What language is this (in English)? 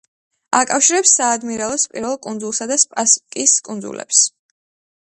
Georgian